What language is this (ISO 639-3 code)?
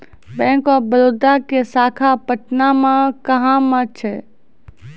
mai